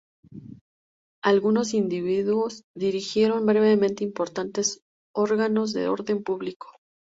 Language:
Spanish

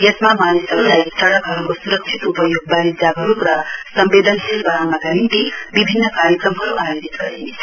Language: Nepali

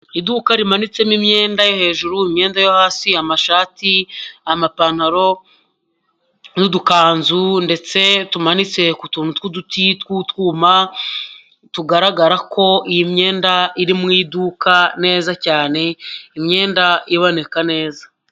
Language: Kinyarwanda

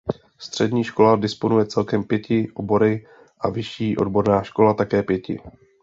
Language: Czech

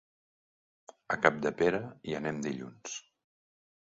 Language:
Catalan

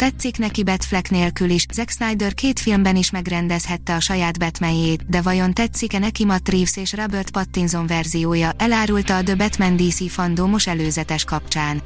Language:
Hungarian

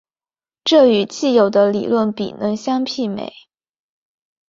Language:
Chinese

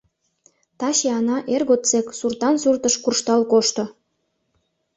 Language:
Mari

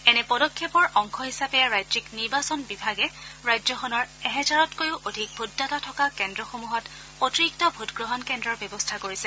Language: Assamese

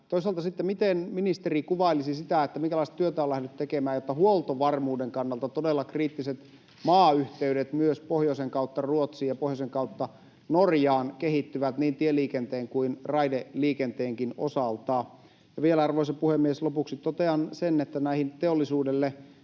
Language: Finnish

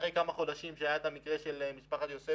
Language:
Hebrew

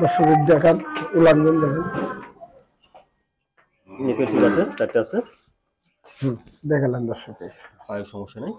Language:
Turkish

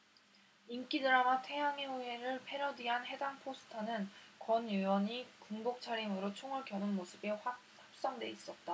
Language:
Korean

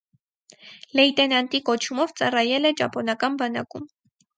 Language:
Armenian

